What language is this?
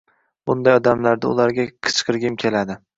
Uzbek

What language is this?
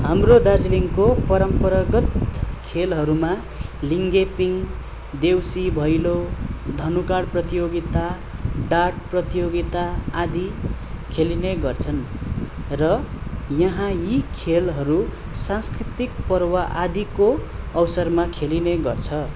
Nepali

